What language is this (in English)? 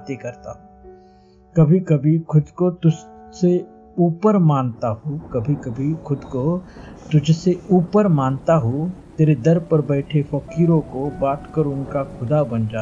Hindi